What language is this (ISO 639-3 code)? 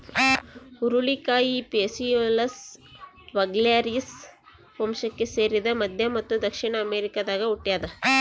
kan